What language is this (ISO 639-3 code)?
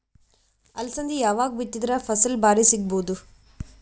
kan